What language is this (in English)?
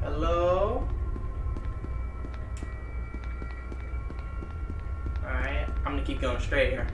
English